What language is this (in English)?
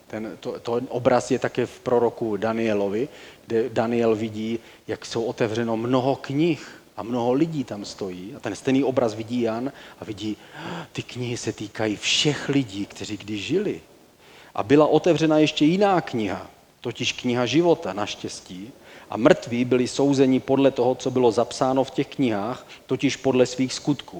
Czech